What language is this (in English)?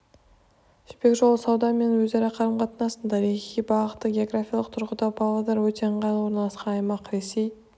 Kazakh